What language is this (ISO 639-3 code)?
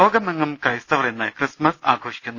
mal